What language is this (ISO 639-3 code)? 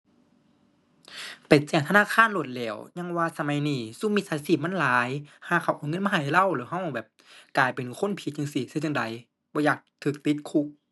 tha